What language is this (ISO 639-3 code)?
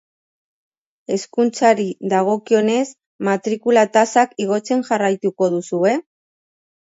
eus